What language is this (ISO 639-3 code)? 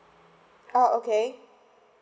eng